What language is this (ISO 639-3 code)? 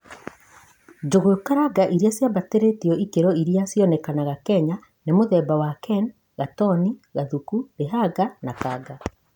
kik